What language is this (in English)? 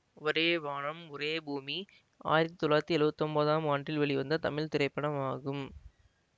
Tamil